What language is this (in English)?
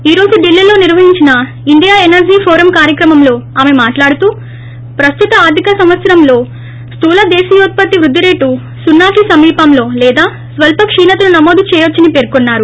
Telugu